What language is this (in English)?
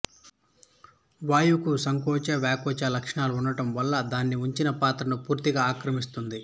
Telugu